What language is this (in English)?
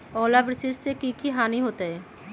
Magahi